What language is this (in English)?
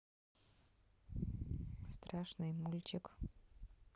Russian